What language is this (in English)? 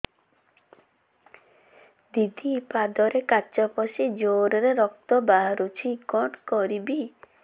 Odia